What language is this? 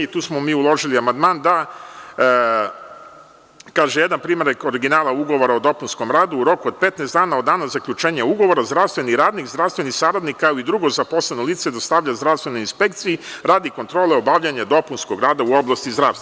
Serbian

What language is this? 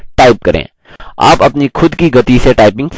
Hindi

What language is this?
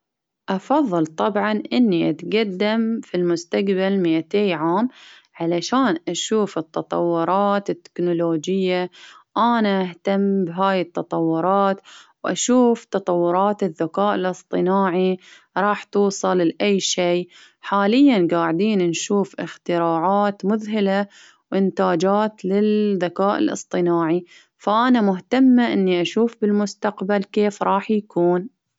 Baharna Arabic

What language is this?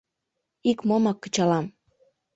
Mari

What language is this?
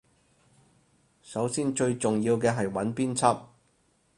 Cantonese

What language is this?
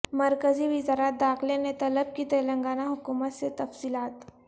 Urdu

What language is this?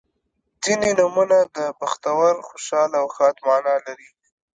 Pashto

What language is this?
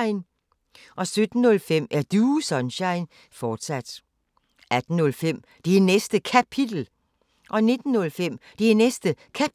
Danish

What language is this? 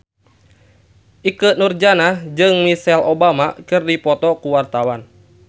Sundanese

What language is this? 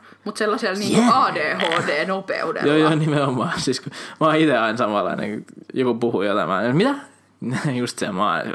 Finnish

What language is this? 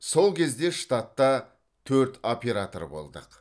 Kazakh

